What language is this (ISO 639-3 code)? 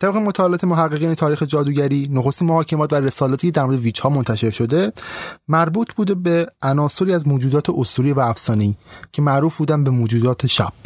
fas